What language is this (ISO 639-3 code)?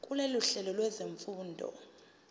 zul